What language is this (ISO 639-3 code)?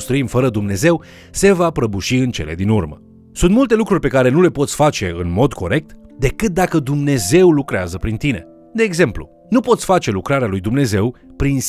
ron